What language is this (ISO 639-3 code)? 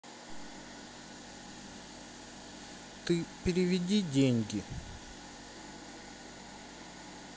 rus